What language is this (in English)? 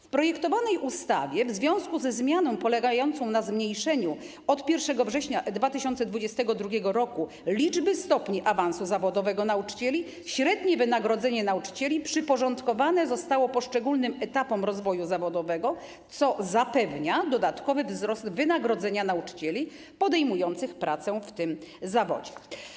Polish